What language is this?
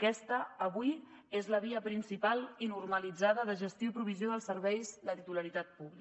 Catalan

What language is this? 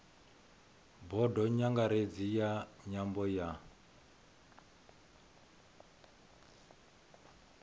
Venda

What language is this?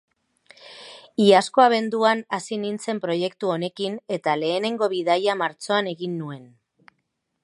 Basque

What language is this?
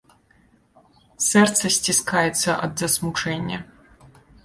Belarusian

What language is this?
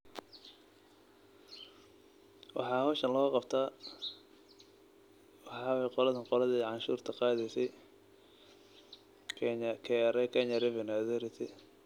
Somali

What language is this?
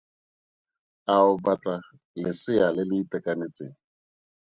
Tswana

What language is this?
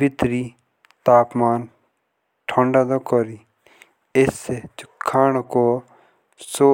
Jaunsari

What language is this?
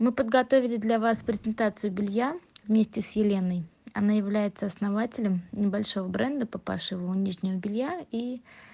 Russian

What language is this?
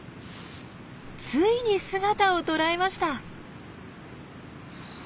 Japanese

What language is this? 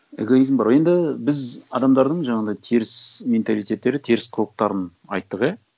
Kazakh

